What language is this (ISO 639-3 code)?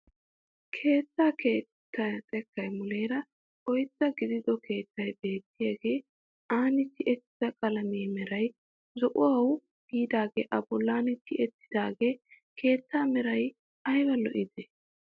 wal